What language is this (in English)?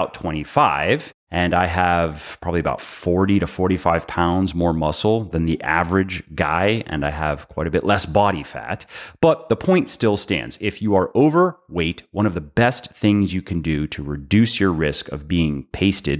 English